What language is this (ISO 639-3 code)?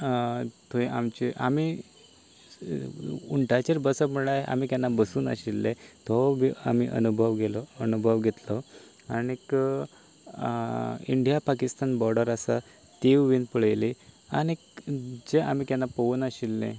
kok